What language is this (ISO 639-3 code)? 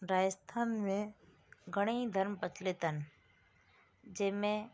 snd